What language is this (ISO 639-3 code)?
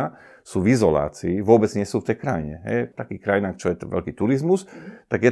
slk